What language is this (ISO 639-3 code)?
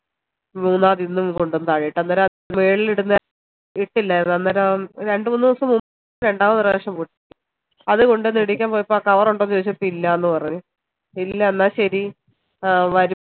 mal